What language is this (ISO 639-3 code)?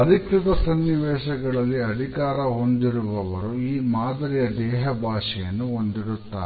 kan